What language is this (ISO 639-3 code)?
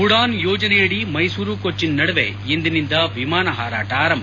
kan